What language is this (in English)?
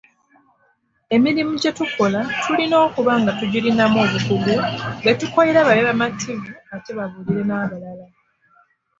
Ganda